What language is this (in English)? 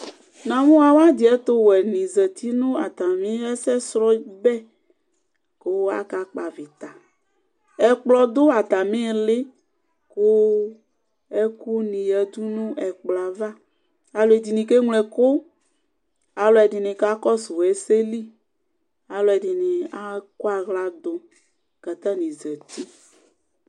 Ikposo